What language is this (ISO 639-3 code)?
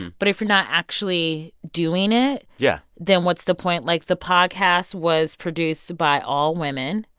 eng